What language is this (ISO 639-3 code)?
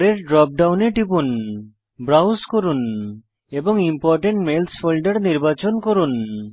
ben